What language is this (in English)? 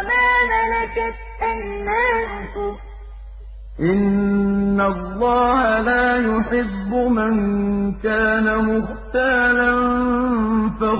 Arabic